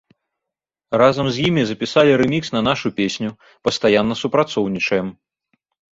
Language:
Belarusian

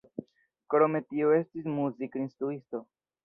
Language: Esperanto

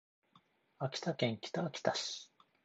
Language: Japanese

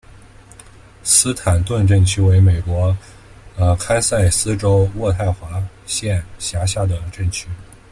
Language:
Chinese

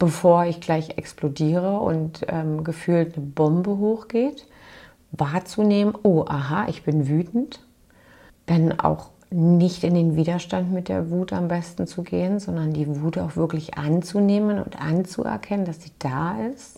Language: German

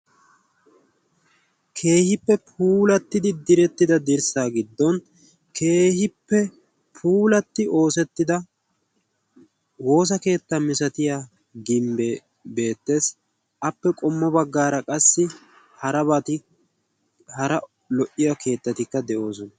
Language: Wolaytta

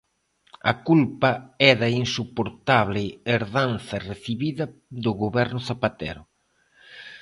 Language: Galician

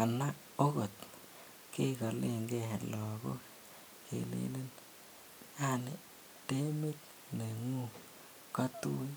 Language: Kalenjin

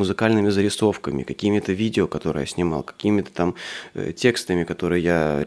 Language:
Russian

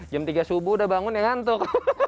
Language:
Indonesian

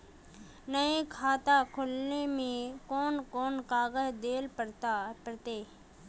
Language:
Magahi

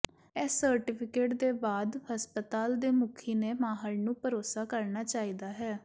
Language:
Punjabi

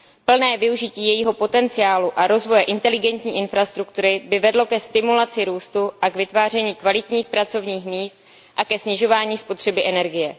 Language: Czech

